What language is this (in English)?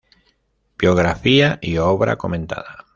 Spanish